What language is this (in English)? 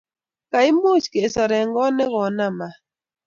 Kalenjin